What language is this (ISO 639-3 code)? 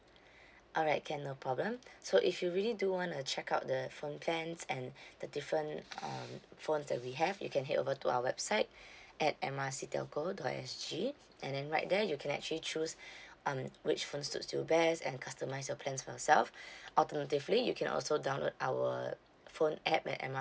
eng